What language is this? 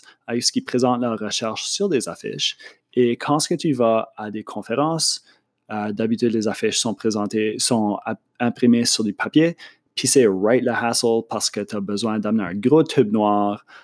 French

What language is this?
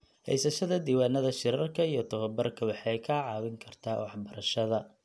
Somali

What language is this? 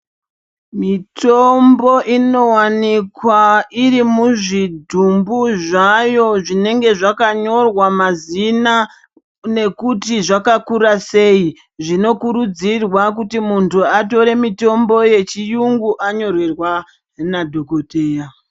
Ndau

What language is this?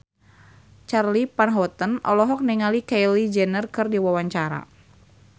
Sundanese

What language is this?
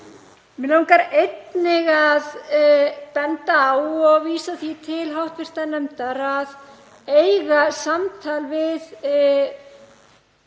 Icelandic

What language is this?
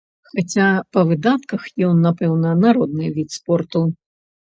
Belarusian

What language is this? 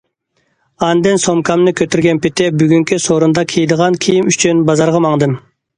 Uyghur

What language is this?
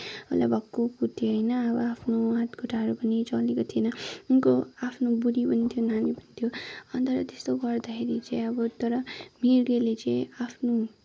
Nepali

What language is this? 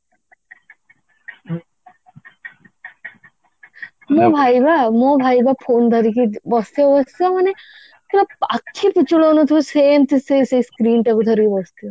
Odia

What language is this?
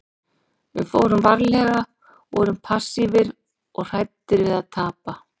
Icelandic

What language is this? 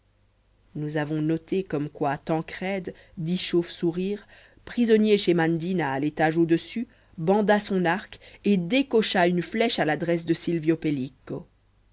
French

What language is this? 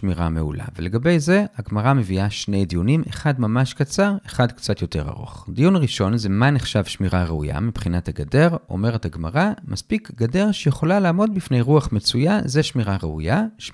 Hebrew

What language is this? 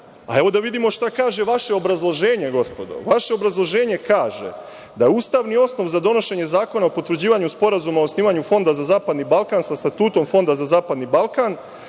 Serbian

